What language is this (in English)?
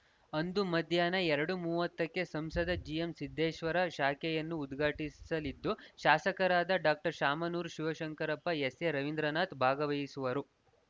Kannada